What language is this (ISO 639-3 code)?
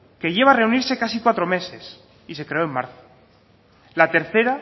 spa